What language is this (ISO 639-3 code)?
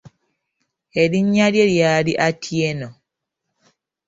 lug